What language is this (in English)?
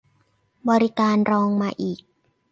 Thai